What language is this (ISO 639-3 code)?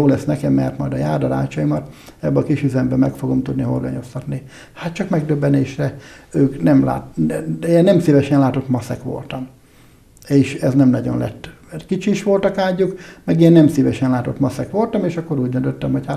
hun